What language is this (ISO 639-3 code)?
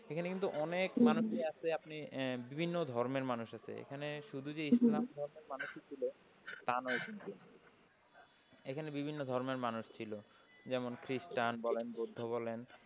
ben